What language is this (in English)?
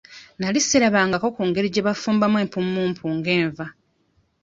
Ganda